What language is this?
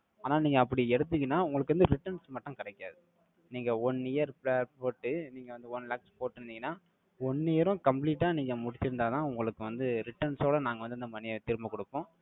Tamil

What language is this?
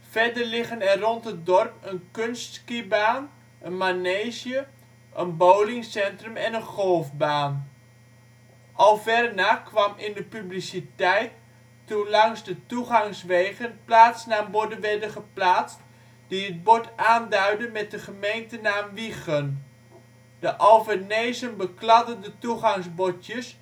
Dutch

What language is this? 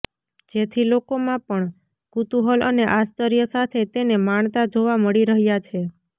Gujarati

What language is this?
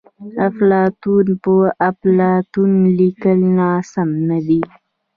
Pashto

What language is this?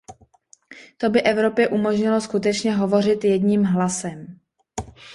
Czech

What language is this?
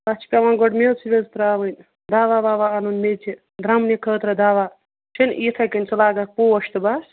Kashmiri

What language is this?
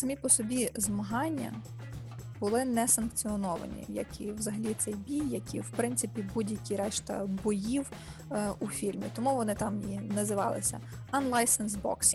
Ukrainian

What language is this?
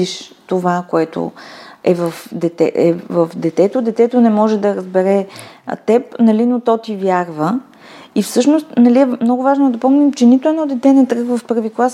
Bulgarian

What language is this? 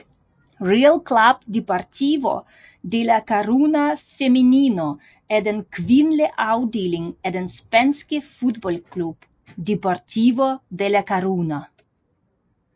Danish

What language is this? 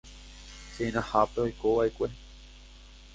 Guarani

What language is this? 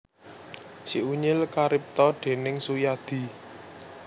Javanese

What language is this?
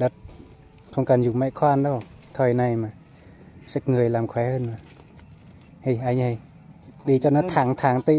Vietnamese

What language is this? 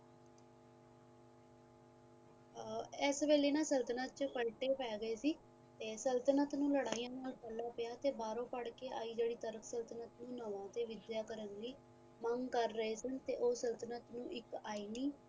Punjabi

